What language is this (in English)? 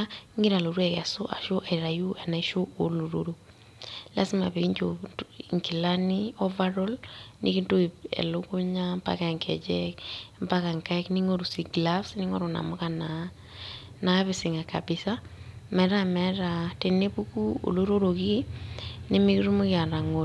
Masai